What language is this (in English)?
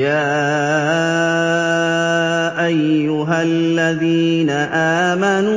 Arabic